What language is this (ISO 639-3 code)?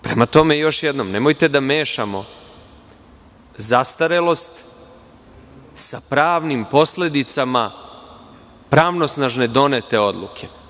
srp